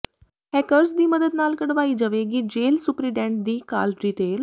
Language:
Punjabi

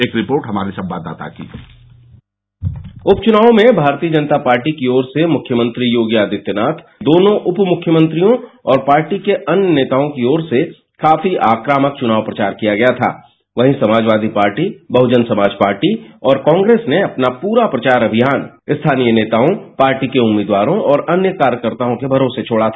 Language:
Hindi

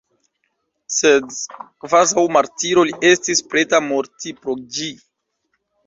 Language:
Esperanto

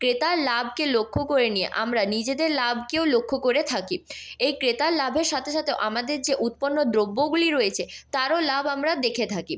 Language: Bangla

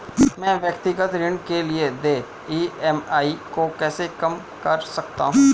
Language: Hindi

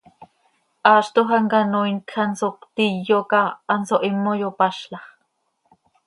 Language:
Seri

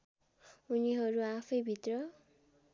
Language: Nepali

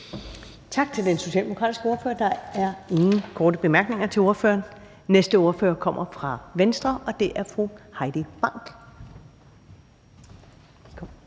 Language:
Danish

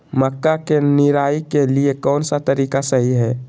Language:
Magahi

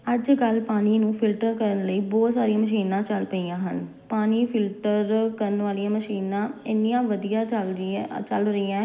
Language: Punjabi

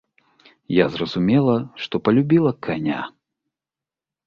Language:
Belarusian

